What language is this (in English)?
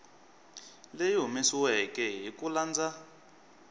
Tsonga